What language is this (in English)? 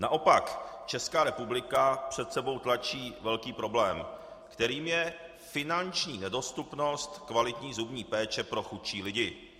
Czech